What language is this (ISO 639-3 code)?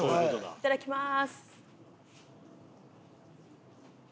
jpn